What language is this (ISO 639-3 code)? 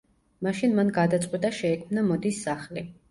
kat